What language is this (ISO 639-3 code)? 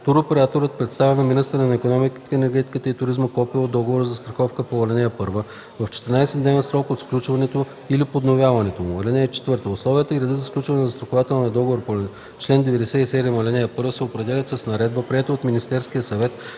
bul